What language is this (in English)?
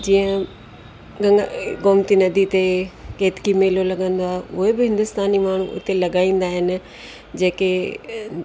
Sindhi